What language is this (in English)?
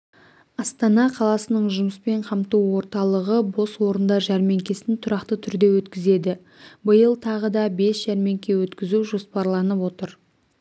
Kazakh